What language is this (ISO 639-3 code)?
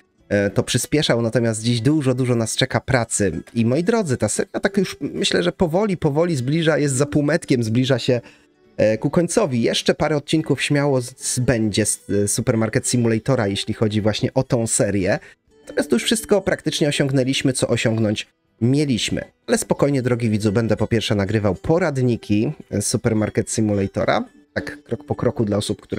pol